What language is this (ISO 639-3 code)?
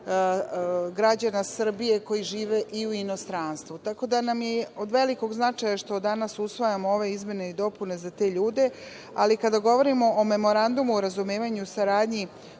srp